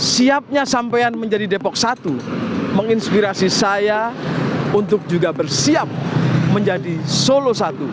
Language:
Indonesian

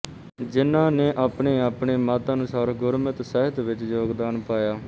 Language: Punjabi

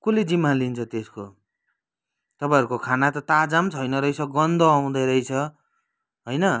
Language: Nepali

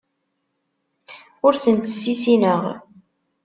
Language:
Kabyle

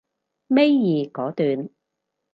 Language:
Cantonese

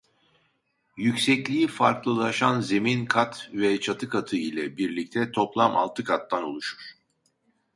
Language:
Turkish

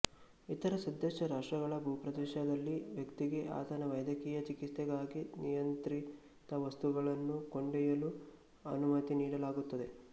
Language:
Kannada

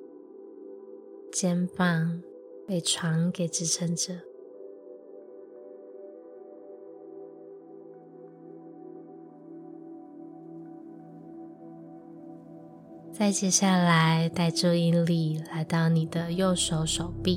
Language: Chinese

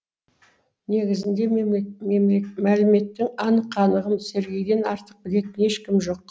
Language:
Kazakh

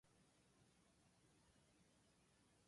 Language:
Japanese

